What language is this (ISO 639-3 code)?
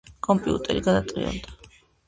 kat